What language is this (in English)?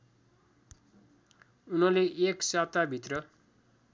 Nepali